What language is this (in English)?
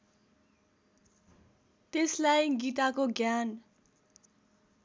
Nepali